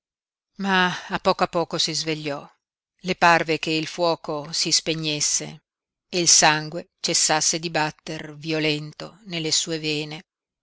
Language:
Italian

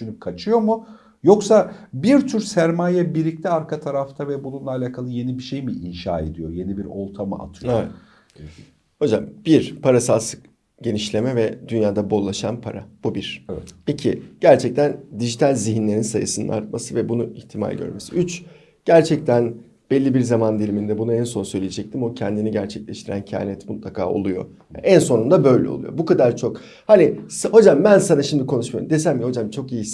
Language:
Turkish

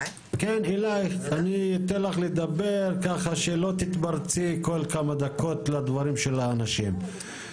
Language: Hebrew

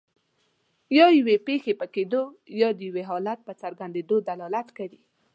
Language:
Pashto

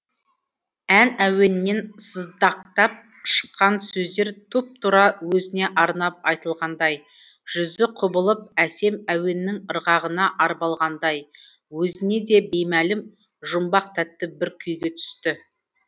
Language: Kazakh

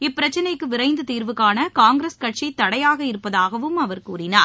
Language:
Tamil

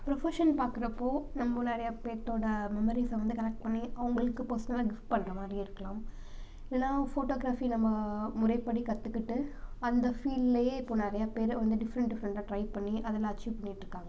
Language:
Tamil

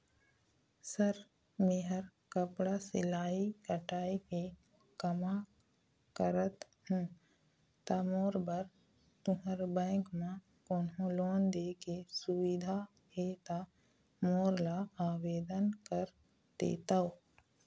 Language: Chhattisgarhi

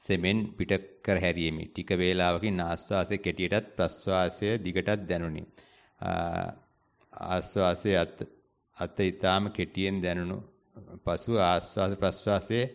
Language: Indonesian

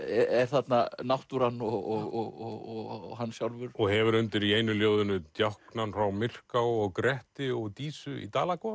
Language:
Icelandic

